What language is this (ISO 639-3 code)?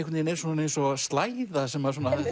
isl